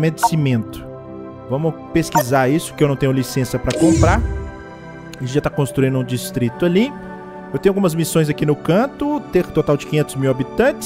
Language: Portuguese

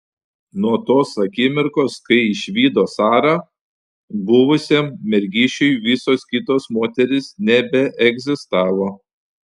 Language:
Lithuanian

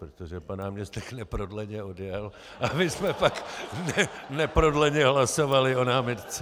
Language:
Czech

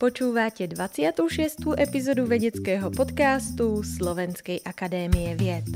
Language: Slovak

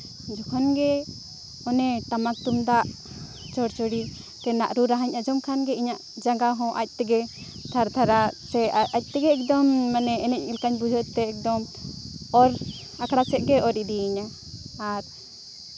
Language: Santali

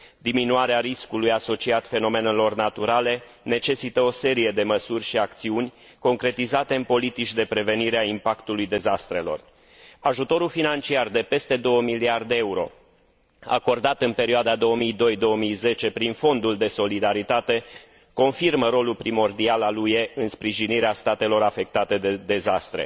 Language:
Romanian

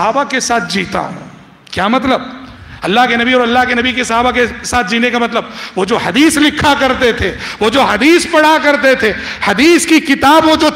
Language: Arabic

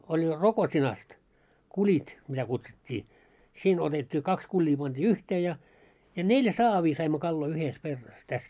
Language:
Finnish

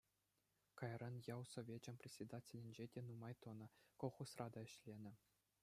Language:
Chuvash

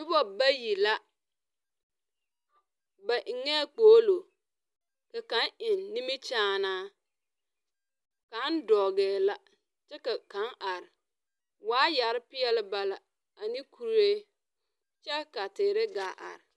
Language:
Southern Dagaare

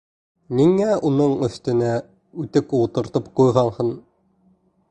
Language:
Bashkir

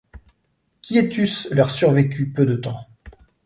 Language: French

